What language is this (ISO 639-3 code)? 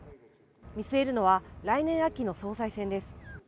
jpn